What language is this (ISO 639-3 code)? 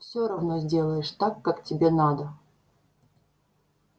rus